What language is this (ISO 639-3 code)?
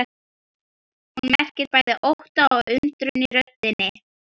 isl